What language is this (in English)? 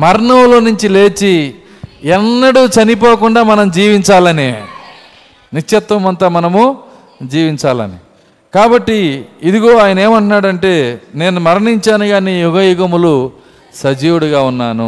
Telugu